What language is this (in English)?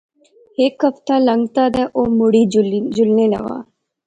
Pahari-Potwari